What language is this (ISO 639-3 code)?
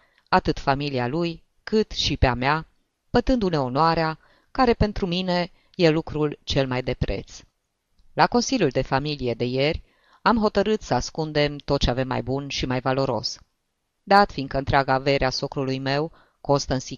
ron